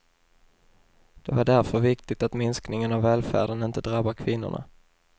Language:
Swedish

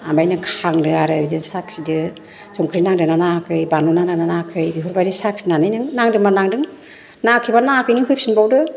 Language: Bodo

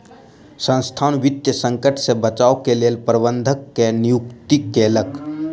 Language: Maithili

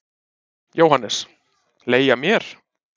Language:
Icelandic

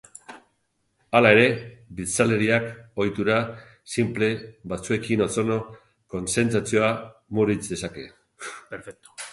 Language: Basque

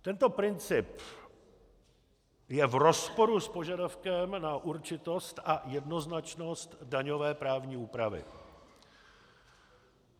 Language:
Czech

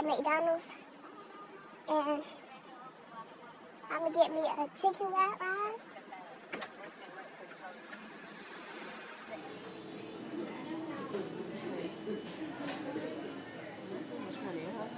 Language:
English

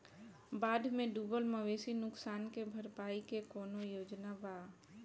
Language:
Bhojpuri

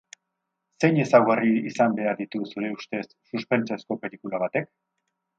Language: Basque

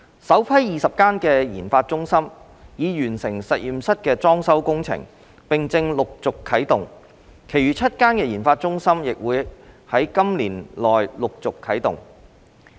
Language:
Cantonese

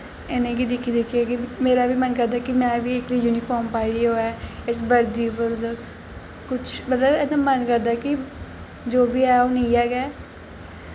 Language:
Dogri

